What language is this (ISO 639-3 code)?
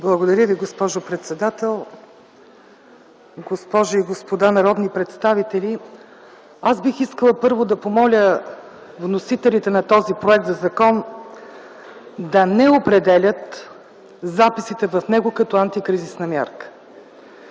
bul